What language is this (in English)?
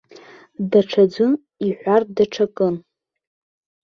Abkhazian